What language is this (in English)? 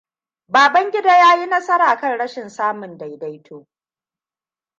Hausa